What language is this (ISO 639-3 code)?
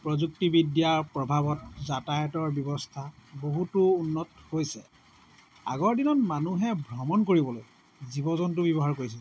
asm